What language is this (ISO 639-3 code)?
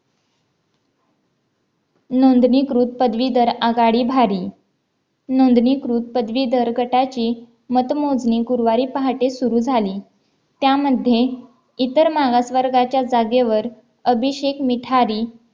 mar